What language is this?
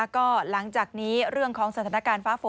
Thai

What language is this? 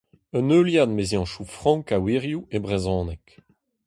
Breton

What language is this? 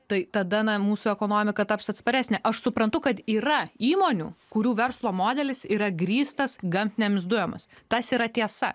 Lithuanian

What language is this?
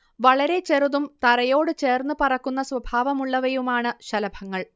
Malayalam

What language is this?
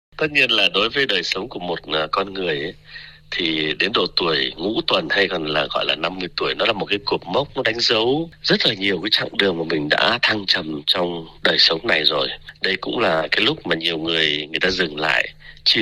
Vietnamese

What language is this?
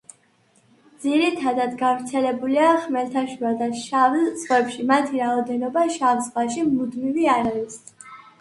Georgian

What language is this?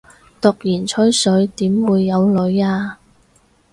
Cantonese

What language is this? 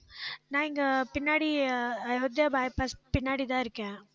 Tamil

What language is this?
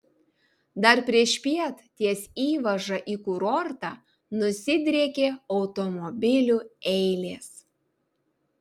Lithuanian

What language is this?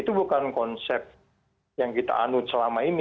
Indonesian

